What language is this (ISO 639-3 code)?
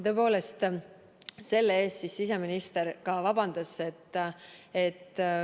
est